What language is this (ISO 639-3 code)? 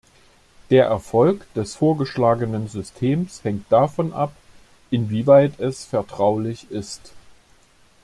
deu